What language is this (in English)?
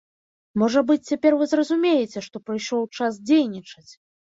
Belarusian